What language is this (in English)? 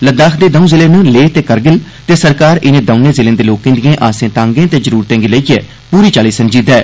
Dogri